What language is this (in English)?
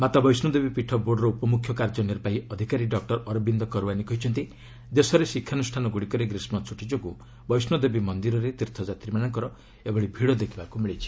Odia